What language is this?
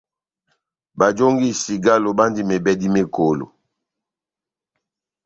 Batanga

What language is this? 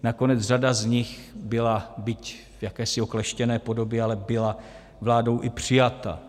Czech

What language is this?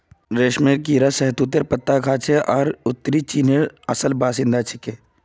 Magahi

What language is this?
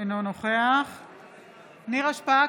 Hebrew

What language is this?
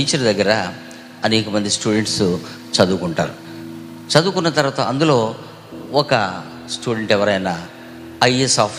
Telugu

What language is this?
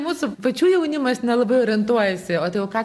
Lithuanian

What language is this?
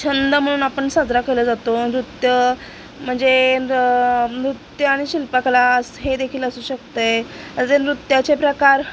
Marathi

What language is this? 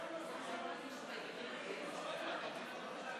Hebrew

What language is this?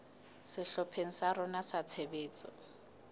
Southern Sotho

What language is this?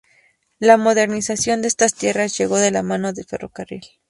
Spanish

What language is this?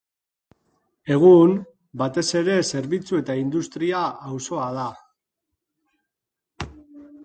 Basque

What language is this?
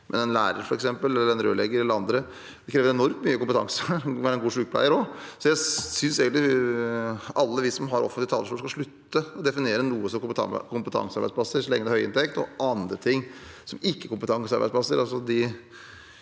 Norwegian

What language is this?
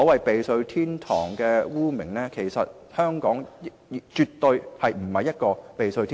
Cantonese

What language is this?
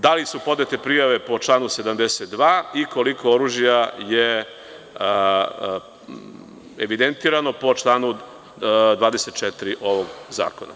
Serbian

